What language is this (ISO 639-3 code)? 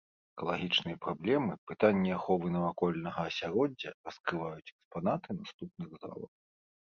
bel